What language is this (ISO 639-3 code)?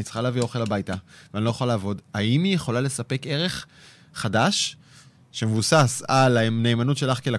heb